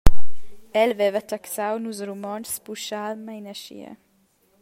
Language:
Romansh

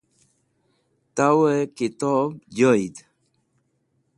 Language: Wakhi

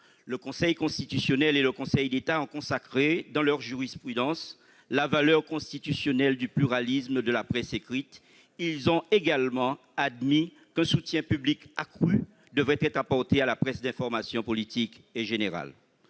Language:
French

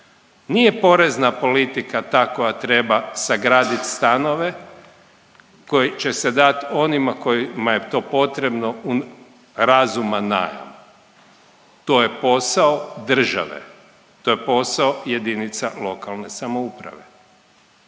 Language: Croatian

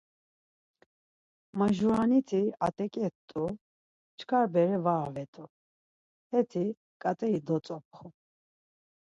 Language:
Laz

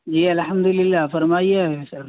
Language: Urdu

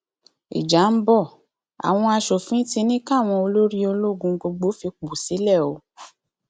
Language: Yoruba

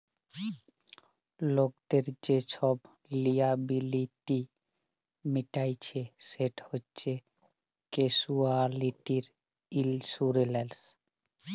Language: Bangla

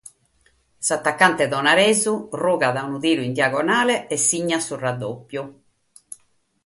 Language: Sardinian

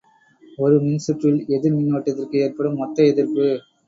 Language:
Tamil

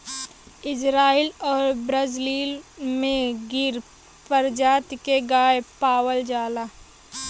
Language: Bhojpuri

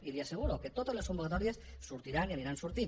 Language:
Catalan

